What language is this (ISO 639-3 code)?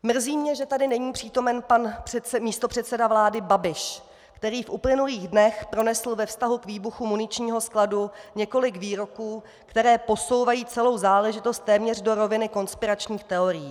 ces